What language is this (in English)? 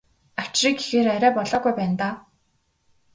Mongolian